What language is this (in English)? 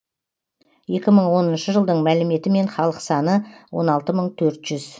Kazakh